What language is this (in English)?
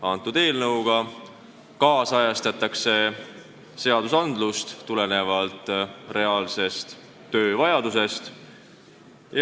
Estonian